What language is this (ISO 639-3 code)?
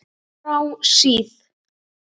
isl